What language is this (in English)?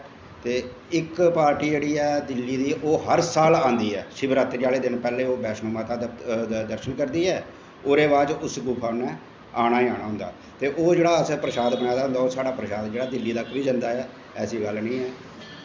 Dogri